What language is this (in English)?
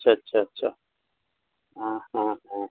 Urdu